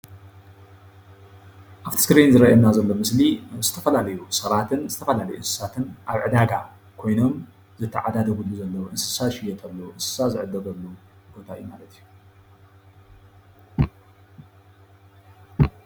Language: Tigrinya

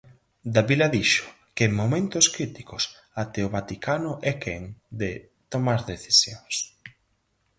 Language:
Galician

